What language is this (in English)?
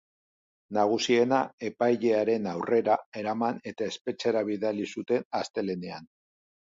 Basque